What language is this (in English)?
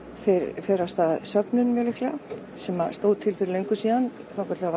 Icelandic